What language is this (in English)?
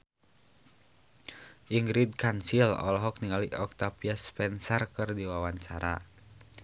Sundanese